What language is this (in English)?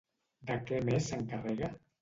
Catalan